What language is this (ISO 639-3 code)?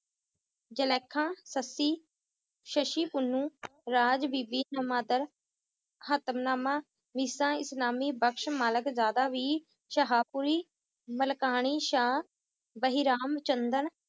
pan